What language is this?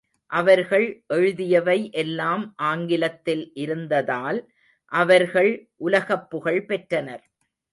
Tamil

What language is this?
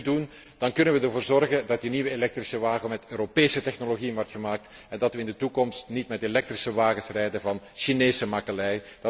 Dutch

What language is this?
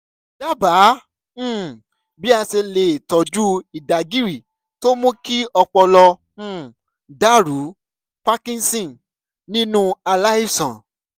Yoruba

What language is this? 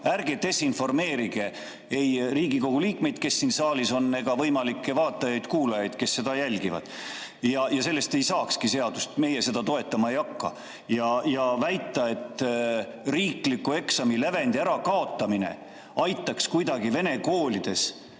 Estonian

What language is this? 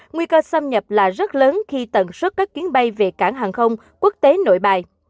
Vietnamese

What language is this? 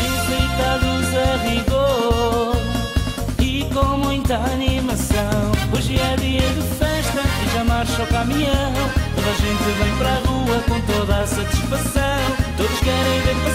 Portuguese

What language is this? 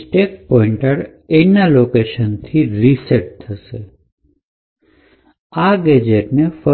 Gujarati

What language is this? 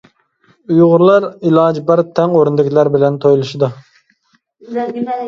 Uyghur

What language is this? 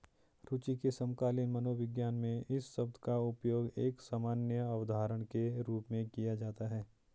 Hindi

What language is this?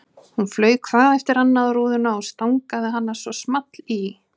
Icelandic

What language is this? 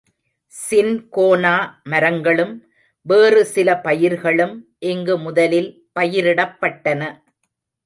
Tamil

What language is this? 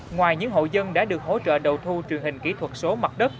Vietnamese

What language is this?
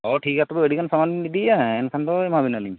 Santali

